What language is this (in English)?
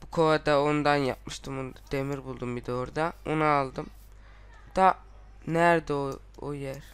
Turkish